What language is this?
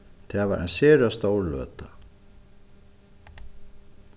Faroese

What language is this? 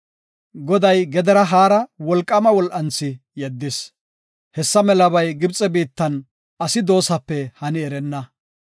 Gofa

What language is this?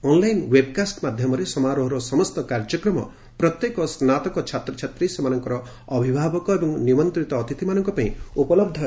Odia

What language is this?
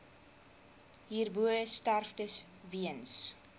Afrikaans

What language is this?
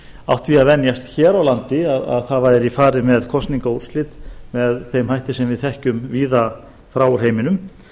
Icelandic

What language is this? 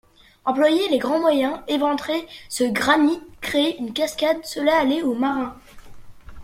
French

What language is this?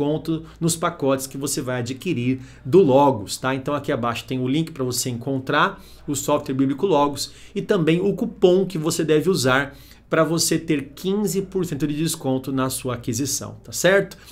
Portuguese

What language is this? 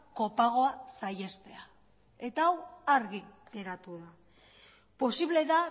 Basque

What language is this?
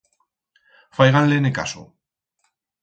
Aragonese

